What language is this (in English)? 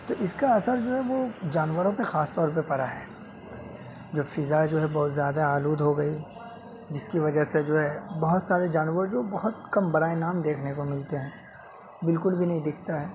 Urdu